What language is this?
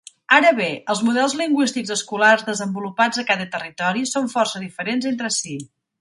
Catalan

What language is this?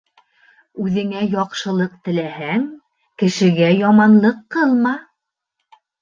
Bashkir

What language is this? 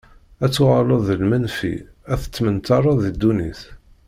Kabyle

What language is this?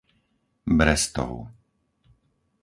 Slovak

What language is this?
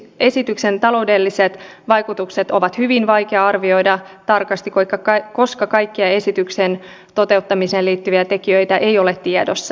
Finnish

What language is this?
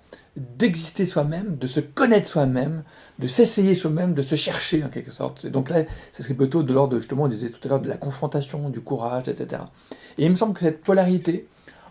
French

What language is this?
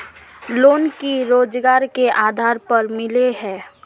Magahi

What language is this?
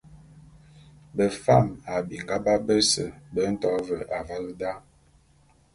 Bulu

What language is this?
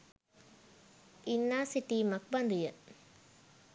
Sinhala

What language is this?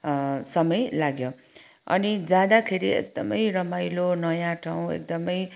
Nepali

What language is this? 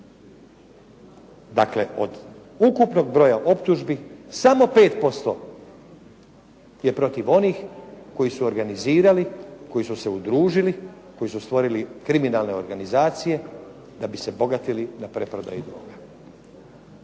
Croatian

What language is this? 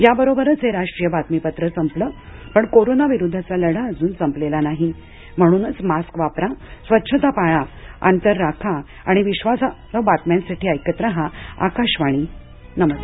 Marathi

